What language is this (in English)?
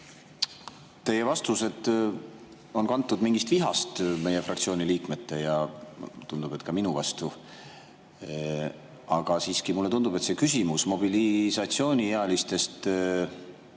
Estonian